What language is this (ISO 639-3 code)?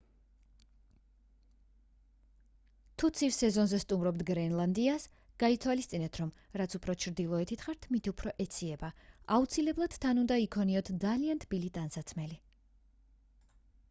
kat